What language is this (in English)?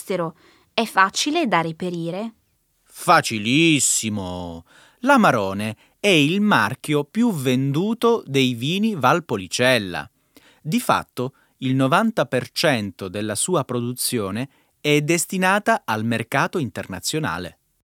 Italian